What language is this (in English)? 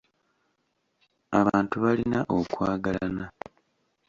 Ganda